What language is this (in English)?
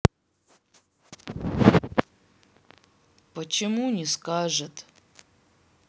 Russian